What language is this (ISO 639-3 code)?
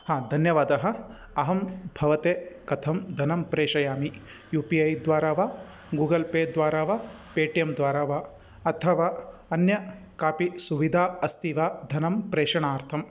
san